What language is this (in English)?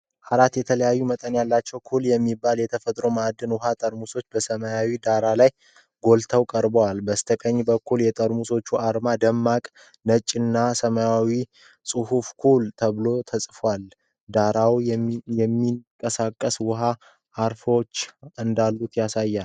Amharic